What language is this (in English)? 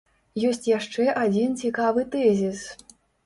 Belarusian